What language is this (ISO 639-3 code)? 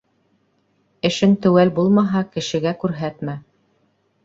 bak